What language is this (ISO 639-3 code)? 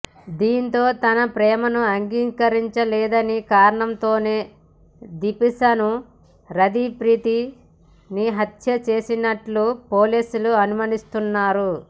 tel